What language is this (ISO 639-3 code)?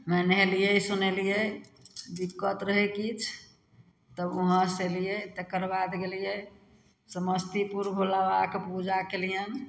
mai